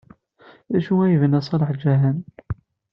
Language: Kabyle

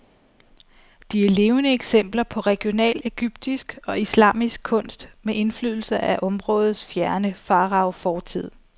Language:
Danish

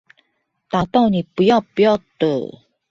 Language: Chinese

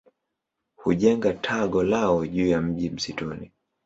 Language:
Swahili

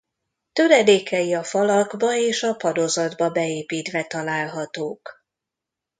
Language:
Hungarian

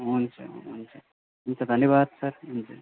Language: Nepali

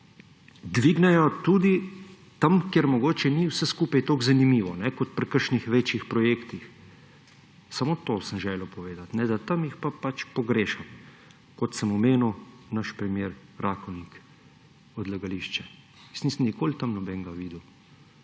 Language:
Slovenian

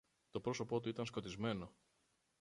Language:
Greek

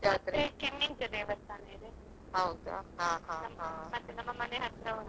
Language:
Kannada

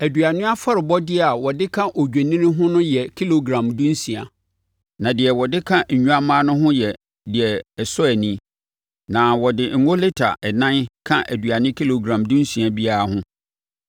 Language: Akan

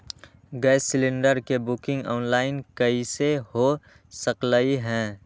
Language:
Magahi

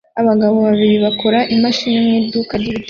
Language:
Kinyarwanda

